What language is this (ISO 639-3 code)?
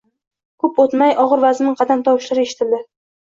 uzb